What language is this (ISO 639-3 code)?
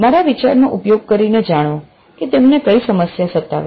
guj